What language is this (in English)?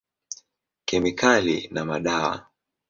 Swahili